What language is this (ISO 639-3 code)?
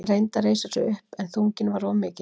isl